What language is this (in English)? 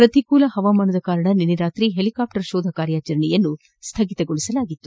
Kannada